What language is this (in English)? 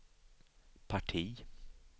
Swedish